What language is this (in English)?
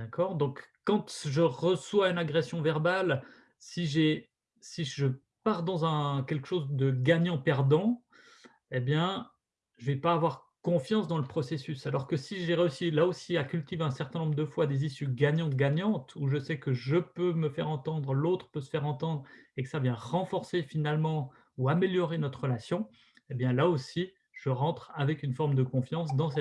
French